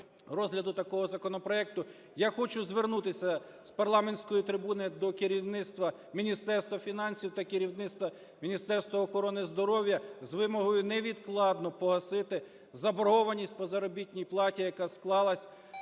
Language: Ukrainian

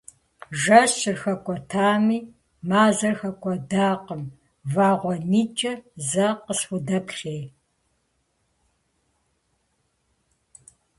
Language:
Kabardian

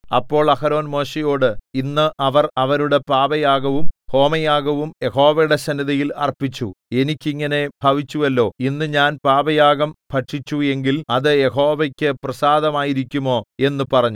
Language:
Malayalam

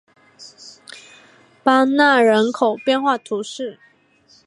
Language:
Chinese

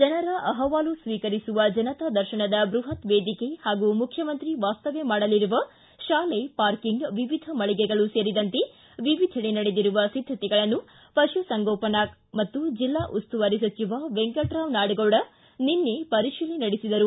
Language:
Kannada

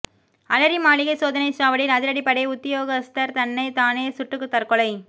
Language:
Tamil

